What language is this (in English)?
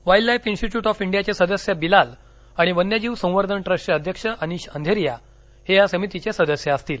Marathi